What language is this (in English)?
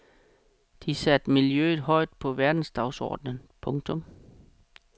Danish